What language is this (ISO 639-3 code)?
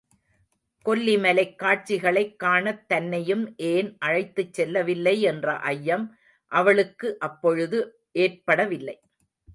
tam